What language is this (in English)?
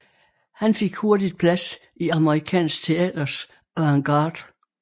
Danish